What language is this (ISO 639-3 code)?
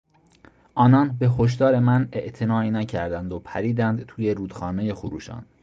fas